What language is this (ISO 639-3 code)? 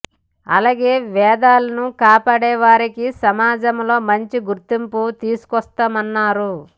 tel